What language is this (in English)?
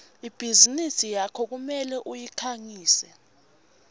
Swati